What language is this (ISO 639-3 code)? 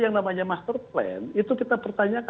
ind